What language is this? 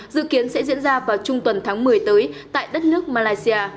Vietnamese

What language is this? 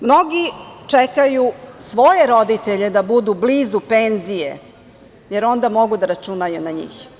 Serbian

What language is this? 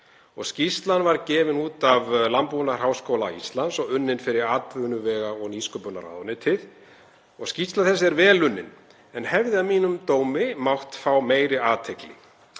Icelandic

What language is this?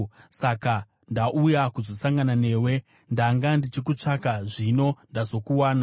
Shona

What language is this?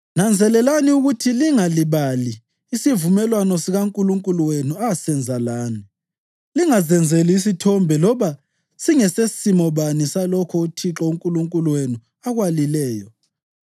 North Ndebele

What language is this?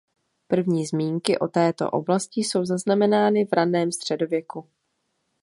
Czech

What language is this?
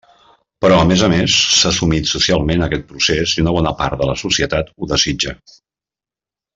Catalan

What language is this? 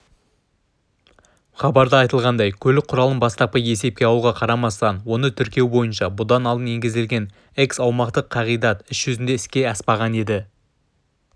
Kazakh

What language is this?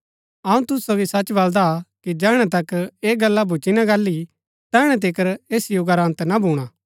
Gaddi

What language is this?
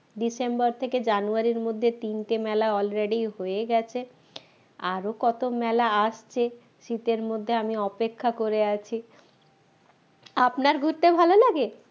Bangla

